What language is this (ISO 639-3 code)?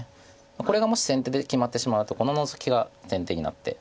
jpn